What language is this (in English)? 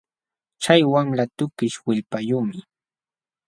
Jauja Wanca Quechua